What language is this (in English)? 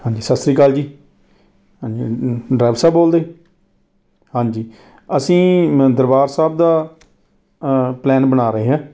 Punjabi